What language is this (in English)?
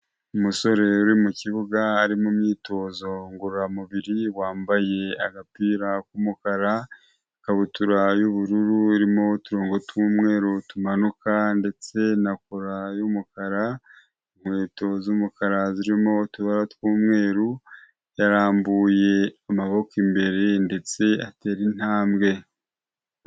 Kinyarwanda